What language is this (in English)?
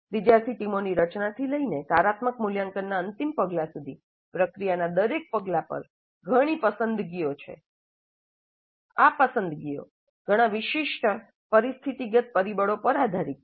Gujarati